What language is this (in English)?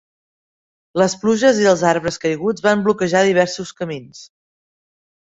Catalan